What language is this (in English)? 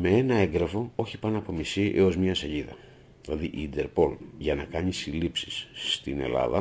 Greek